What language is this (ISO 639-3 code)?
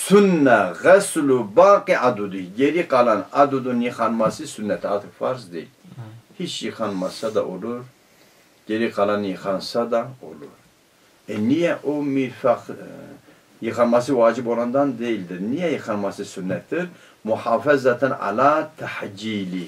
tur